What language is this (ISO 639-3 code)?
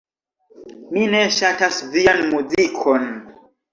epo